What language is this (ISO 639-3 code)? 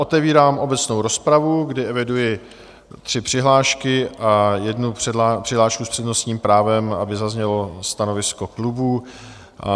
ces